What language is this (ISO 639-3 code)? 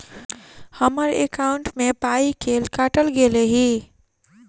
mai